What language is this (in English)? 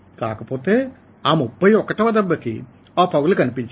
Telugu